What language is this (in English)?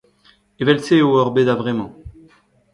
Breton